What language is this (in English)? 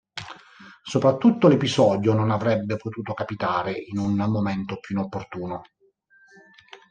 Italian